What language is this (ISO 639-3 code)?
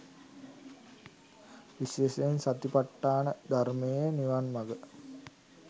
sin